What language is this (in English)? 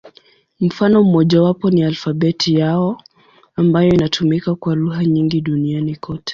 Swahili